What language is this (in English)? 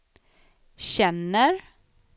Swedish